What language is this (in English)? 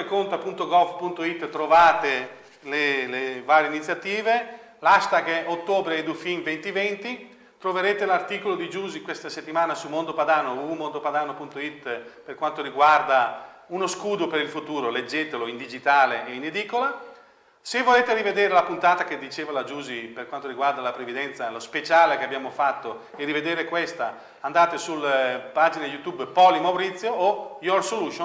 Italian